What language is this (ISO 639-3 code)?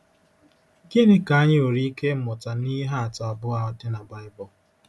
ibo